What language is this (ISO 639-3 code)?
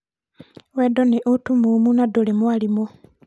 kik